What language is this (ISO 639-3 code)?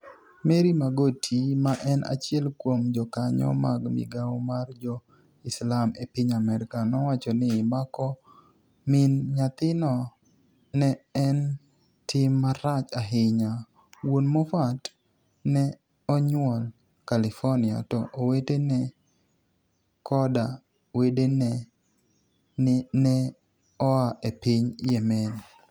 luo